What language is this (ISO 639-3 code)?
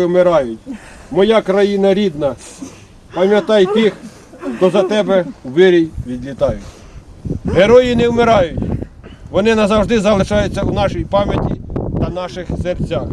ukr